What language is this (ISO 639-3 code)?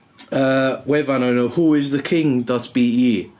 cym